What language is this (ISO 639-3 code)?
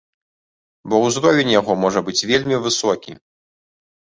bel